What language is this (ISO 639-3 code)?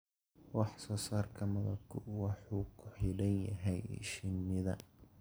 som